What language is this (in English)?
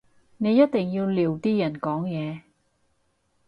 Cantonese